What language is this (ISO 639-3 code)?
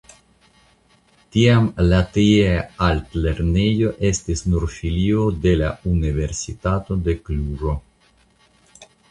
epo